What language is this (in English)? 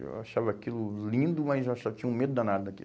Portuguese